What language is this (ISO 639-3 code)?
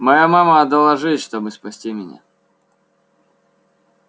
rus